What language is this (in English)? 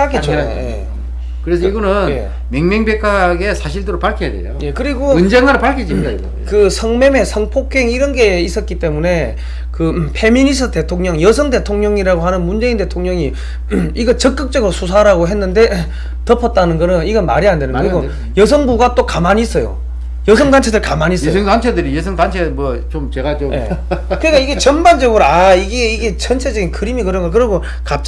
Korean